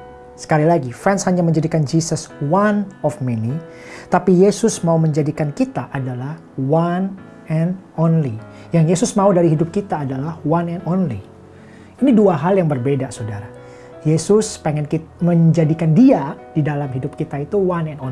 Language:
Indonesian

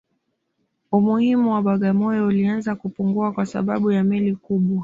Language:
Swahili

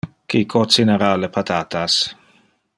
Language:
Interlingua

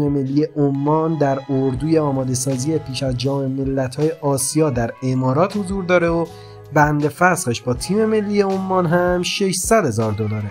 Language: Persian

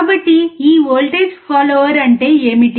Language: Telugu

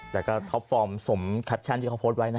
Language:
Thai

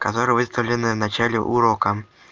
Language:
Russian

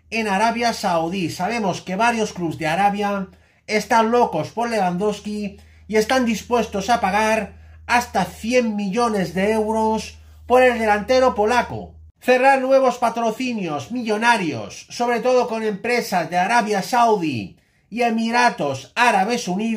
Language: Spanish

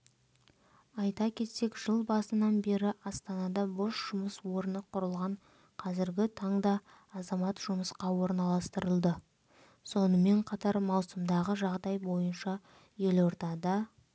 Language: Kazakh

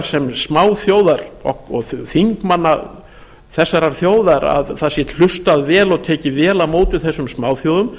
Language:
Icelandic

